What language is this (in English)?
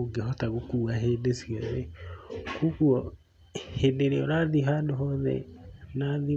Kikuyu